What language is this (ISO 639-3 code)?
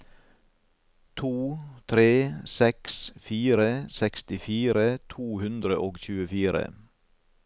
nor